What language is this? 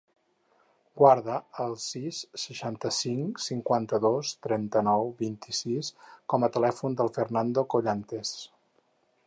Catalan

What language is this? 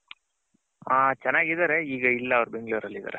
Kannada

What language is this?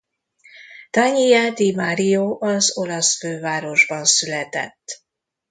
Hungarian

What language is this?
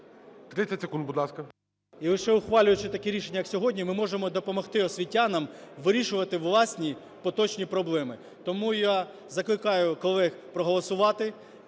Ukrainian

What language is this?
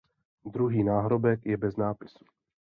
Czech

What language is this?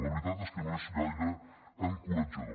Catalan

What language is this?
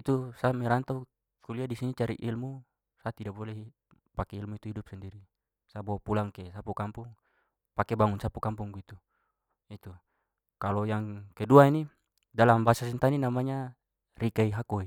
Papuan Malay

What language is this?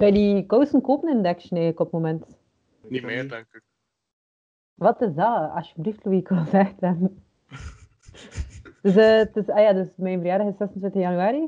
Dutch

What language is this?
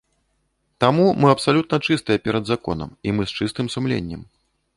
Belarusian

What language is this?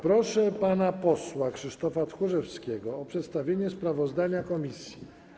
Polish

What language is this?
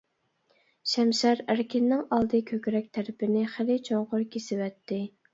Uyghur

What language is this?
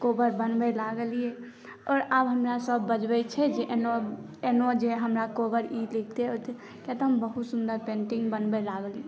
Maithili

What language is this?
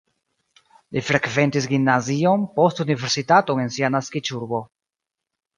Esperanto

